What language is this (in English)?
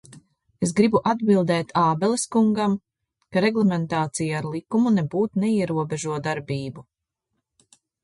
Latvian